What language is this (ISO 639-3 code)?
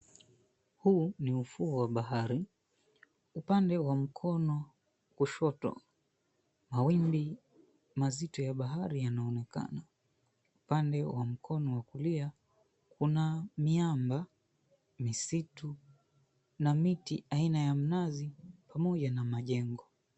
swa